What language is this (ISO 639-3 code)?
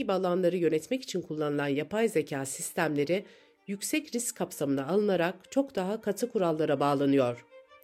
tur